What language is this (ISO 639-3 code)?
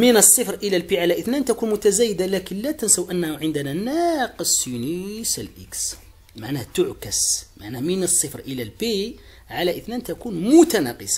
ara